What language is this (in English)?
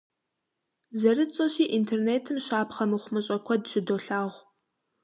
Kabardian